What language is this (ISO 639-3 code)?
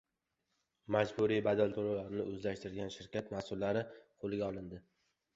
uzb